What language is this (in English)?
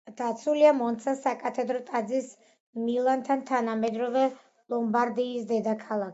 Georgian